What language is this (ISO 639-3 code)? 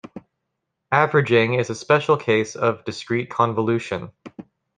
eng